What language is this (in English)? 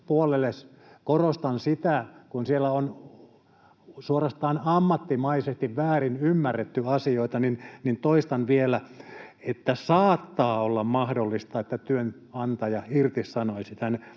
Finnish